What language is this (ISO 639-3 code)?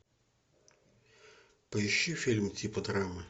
rus